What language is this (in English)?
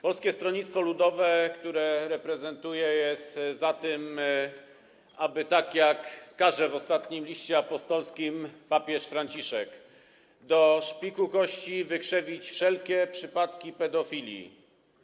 Polish